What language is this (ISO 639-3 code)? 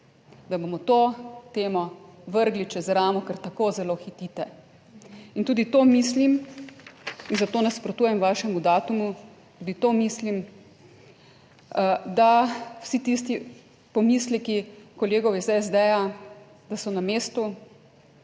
slv